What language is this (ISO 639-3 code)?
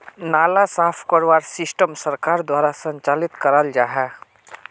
mag